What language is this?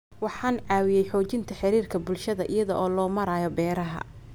Somali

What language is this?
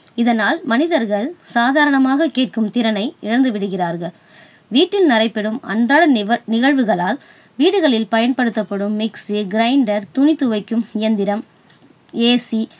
Tamil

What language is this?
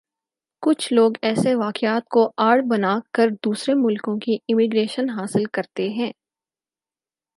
Urdu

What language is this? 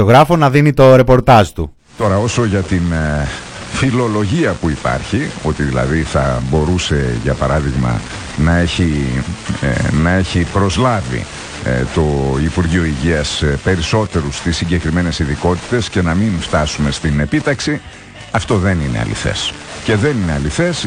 Greek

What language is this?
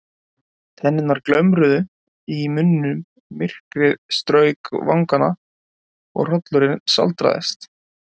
Icelandic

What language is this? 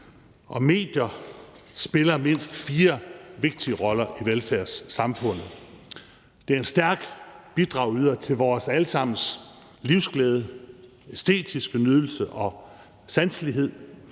Danish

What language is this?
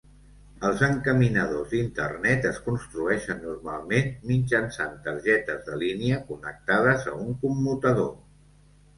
Catalan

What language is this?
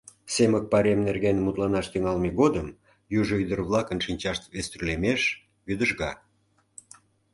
Mari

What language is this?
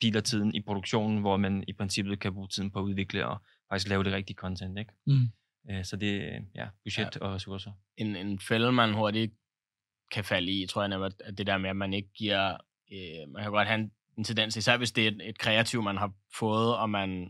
Danish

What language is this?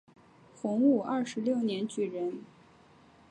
Chinese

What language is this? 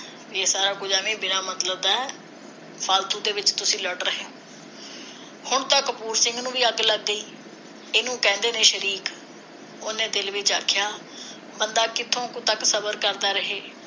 Punjabi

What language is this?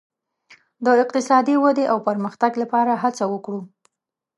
Pashto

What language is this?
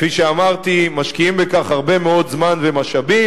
Hebrew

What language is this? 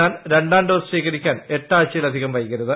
Malayalam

